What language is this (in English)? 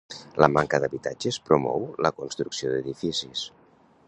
Catalan